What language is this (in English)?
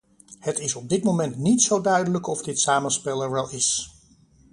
Dutch